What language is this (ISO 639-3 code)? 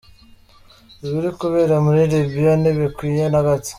kin